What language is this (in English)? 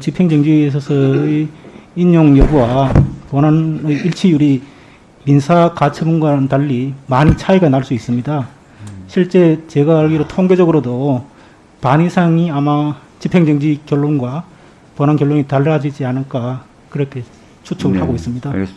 Korean